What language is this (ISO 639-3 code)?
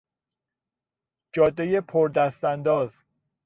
fas